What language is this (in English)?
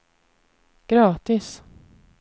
Swedish